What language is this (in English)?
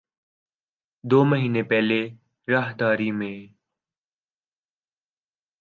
Urdu